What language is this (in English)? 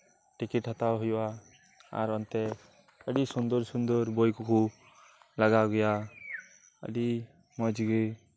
Santali